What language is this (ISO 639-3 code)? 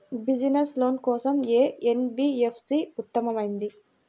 tel